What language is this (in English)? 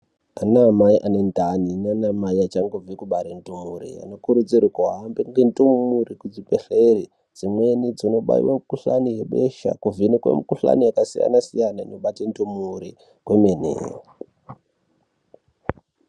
Ndau